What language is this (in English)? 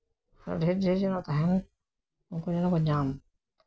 Santali